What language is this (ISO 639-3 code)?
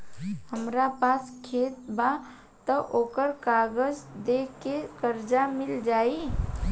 bho